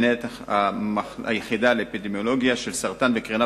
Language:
Hebrew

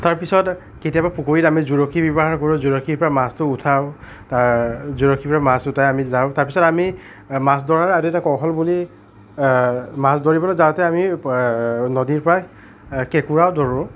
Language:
Assamese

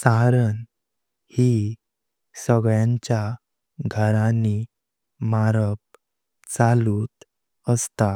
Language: Konkani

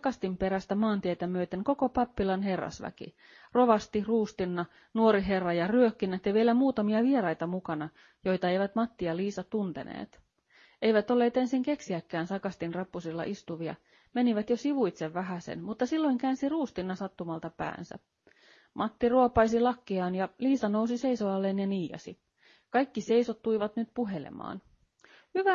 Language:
Finnish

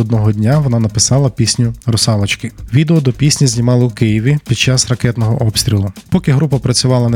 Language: Ukrainian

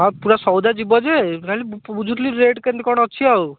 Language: Odia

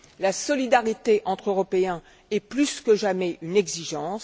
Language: French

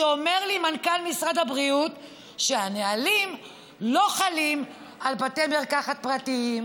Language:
Hebrew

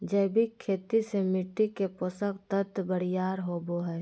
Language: Magahi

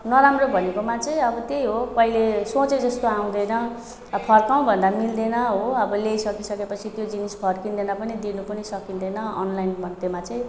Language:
Nepali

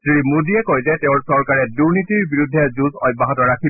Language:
Assamese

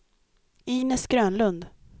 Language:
Swedish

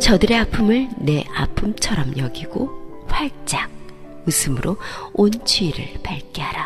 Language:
Korean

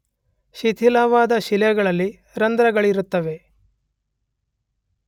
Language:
Kannada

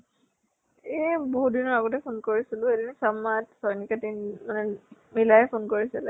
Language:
Assamese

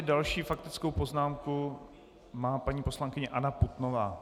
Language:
Czech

